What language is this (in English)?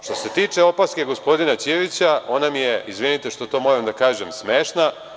Serbian